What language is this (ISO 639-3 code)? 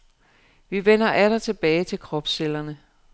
dan